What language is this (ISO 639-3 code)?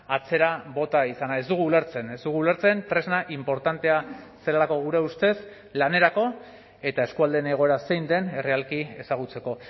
eus